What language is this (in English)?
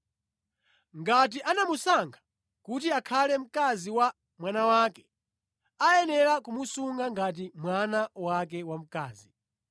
Nyanja